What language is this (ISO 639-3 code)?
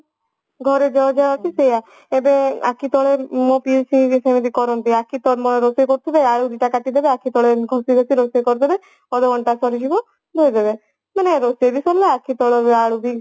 ori